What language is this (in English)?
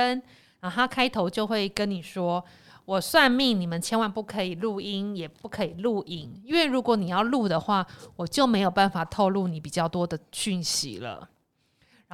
Chinese